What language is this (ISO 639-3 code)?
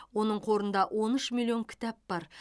kaz